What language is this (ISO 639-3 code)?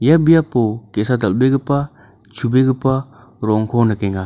grt